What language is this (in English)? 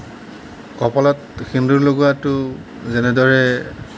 Assamese